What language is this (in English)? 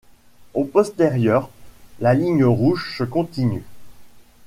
French